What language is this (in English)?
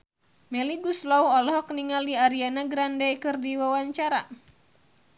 Sundanese